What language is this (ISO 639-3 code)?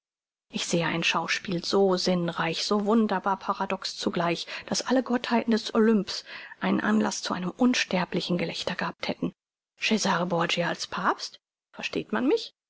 deu